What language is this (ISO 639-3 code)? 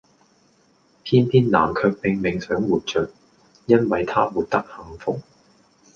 yue